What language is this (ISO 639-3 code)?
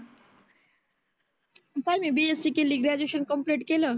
mar